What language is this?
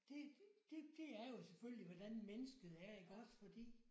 Danish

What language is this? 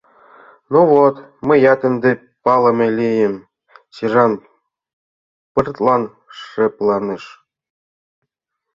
Mari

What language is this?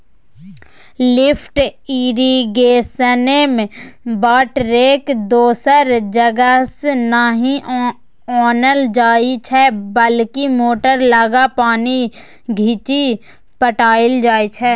Maithili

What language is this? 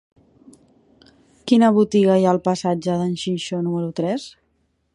Catalan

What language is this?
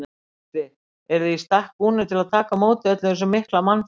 Icelandic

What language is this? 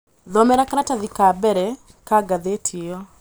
Kikuyu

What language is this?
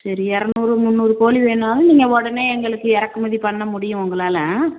Tamil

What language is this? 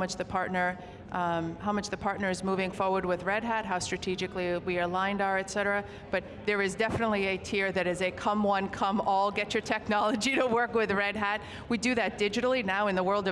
English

